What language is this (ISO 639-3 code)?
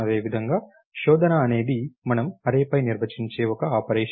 tel